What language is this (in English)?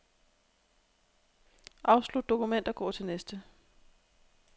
Danish